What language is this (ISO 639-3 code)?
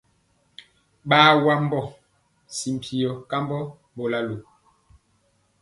mcx